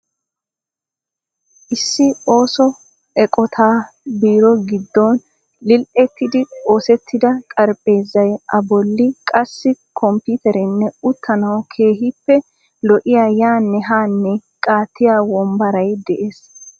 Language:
Wolaytta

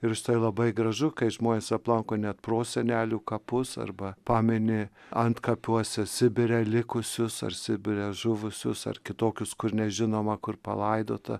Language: Lithuanian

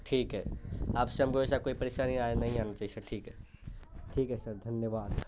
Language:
Urdu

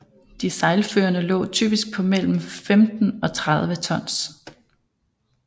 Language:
Danish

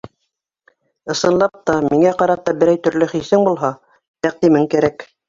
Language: Bashkir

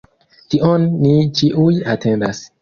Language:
Esperanto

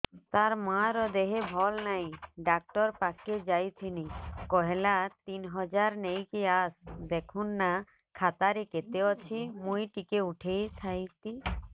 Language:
Odia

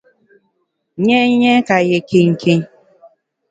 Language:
Bamun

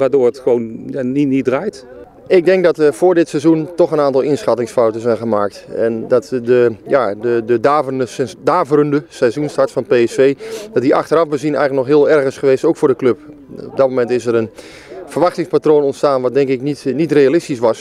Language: Dutch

